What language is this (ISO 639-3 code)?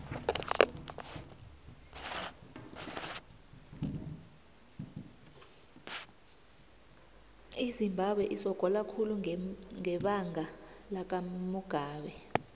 nbl